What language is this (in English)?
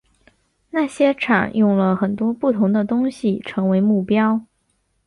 Chinese